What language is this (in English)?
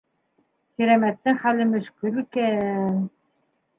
Bashkir